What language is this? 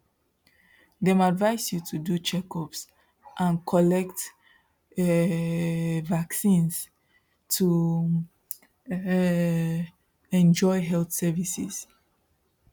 Nigerian Pidgin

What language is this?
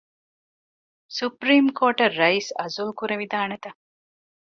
Divehi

